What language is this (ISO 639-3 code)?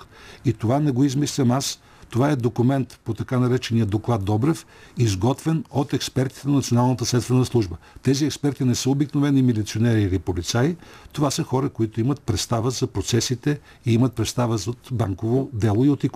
bul